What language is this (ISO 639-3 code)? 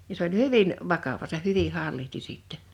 fin